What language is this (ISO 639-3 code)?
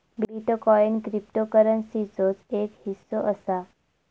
mar